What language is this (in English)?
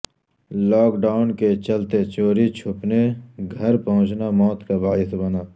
Urdu